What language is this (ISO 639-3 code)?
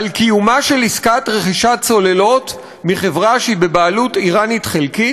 heb